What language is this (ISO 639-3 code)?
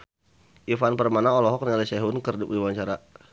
sun